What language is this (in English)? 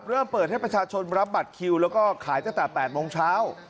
Thai